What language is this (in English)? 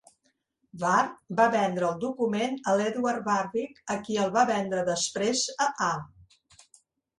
Catalan